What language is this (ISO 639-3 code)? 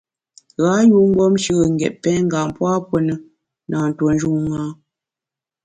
bax